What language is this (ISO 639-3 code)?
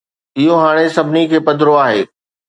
snd